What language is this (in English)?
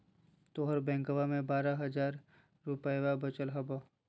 Magahi